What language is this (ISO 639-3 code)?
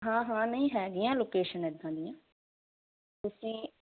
pan